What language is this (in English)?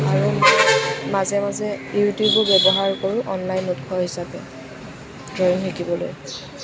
Assamese